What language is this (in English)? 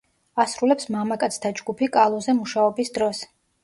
Georgian